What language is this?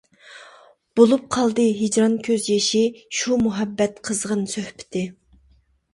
Uyghur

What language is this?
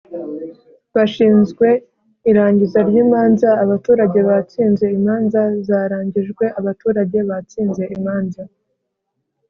Kinyarwanda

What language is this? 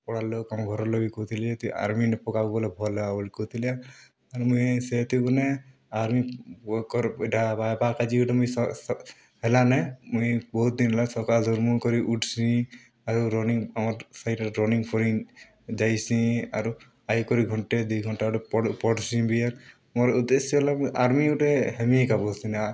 Odia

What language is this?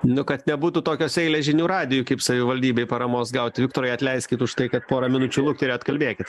Lithuanian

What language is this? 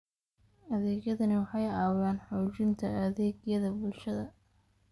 Somali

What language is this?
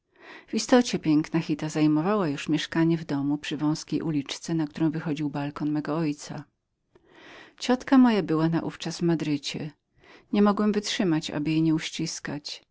Polish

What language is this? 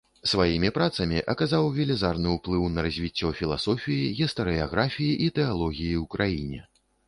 Belarusian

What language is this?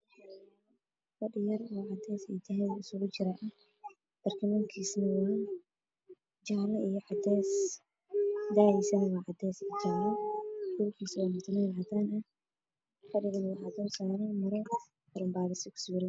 Somali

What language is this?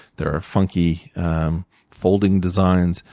English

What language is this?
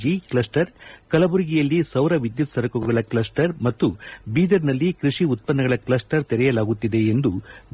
Kannada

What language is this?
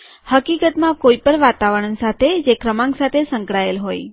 Gujarati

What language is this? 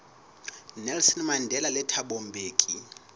Southern Sotho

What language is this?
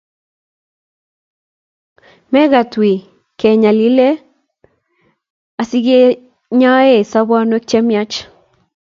Kalenjin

